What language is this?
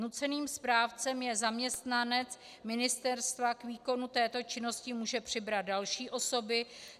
Czech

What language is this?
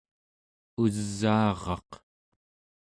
Central Yupik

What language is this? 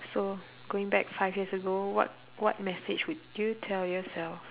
English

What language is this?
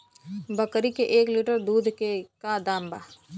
Bhojpuri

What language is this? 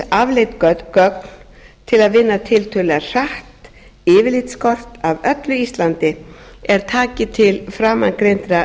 Icelandic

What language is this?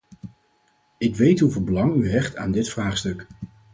Dutch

